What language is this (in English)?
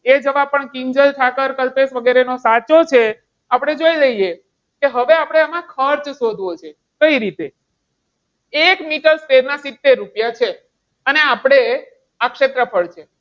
Gujarati